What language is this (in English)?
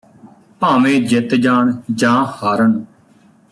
Punjabi